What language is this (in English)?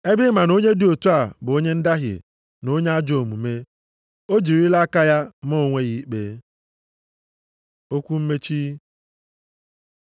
Igbo